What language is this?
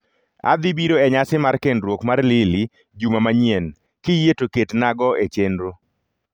Luo (Kenya and Tanzania)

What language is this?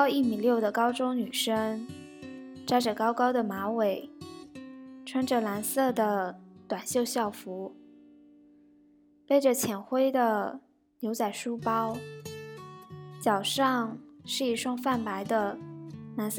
Chinese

